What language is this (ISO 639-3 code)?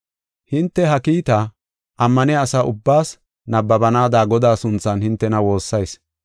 gof